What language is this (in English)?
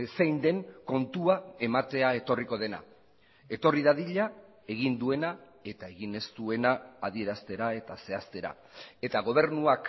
Basque